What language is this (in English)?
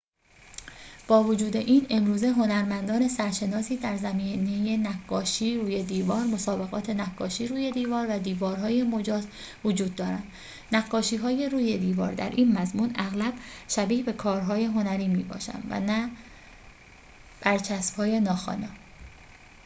Persian